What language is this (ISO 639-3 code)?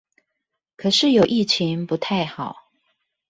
zho